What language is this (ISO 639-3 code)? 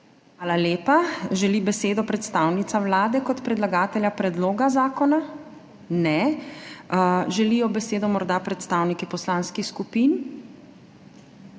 slv